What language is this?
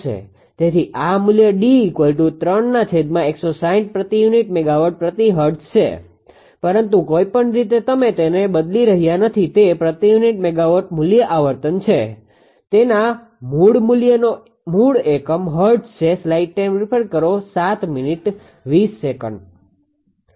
Gujarati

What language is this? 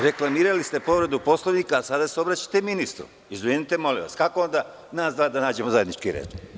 Serbian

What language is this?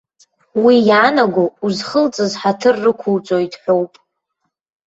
Abkhazian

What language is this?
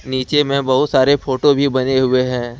Hindi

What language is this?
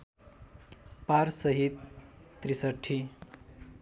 Nepali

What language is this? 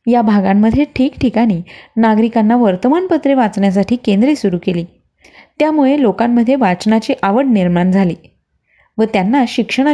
Marathi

